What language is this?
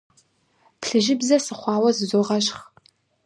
Kabardian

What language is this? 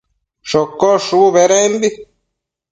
Matsés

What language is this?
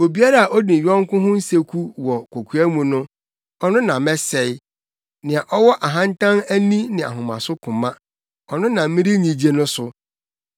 Akan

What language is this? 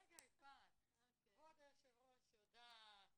Hebrew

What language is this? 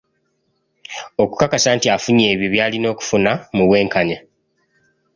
Ganda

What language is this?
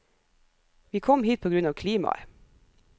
Norwegian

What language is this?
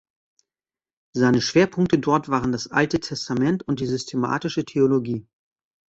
German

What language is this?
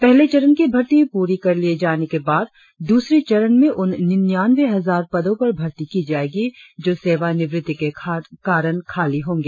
Hindi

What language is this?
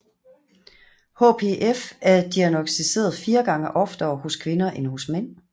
Danish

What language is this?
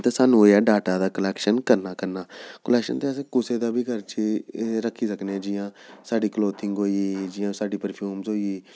Dogri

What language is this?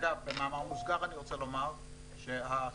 Hebrew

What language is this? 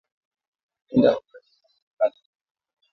Swahili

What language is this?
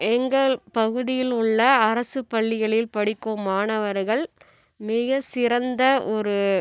Tamil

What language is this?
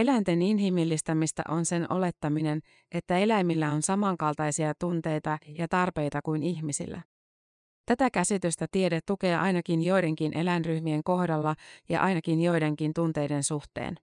Finnish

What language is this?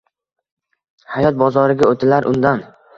Uzbek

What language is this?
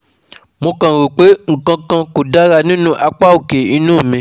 Yoruba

